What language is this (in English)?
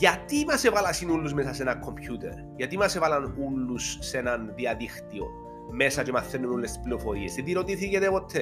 Greek